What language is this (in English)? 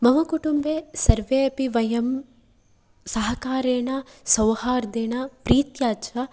Sanskrit